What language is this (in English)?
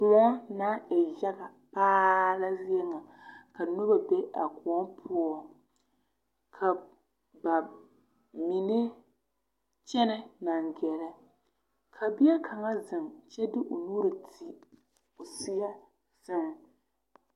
Southern Dagaare